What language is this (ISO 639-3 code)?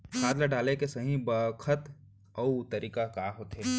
hne